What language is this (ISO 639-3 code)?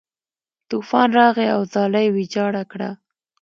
pus